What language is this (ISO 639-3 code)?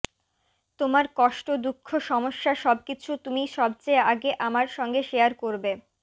ben